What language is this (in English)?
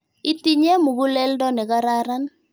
Kalenjin